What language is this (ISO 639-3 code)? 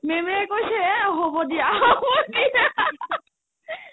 asm